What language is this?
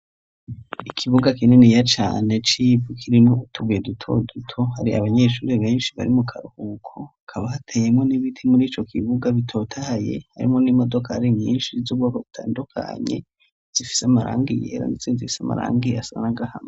Rundi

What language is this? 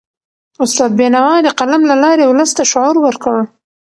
Pashto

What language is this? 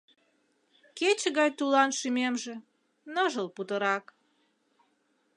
Mari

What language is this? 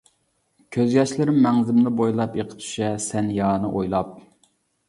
Uyghur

